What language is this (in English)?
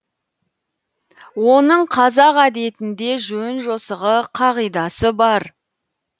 Kazakh